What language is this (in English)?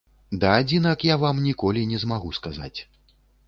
Belarusian